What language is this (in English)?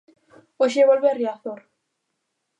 Galician